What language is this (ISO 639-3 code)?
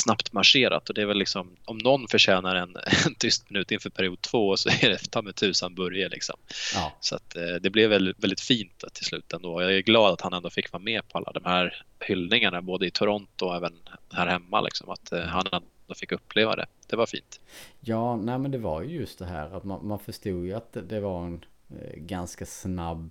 swe